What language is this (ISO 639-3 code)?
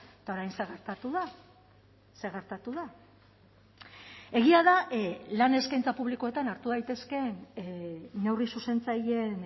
eus